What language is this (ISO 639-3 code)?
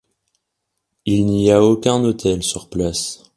fra